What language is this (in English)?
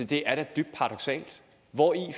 Danish